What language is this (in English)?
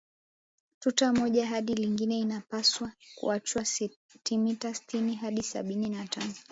Swahili